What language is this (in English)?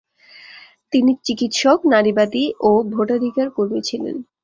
Bangla